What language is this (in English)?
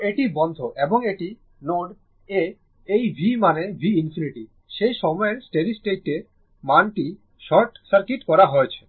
Bangla